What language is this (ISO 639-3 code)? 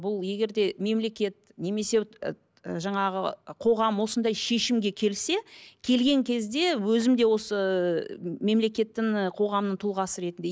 kaz